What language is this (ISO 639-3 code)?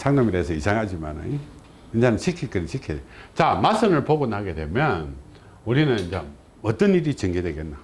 kor